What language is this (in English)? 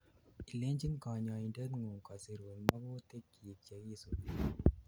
Kalenjin